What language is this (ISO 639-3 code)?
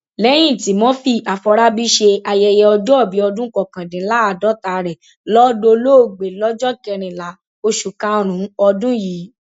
yor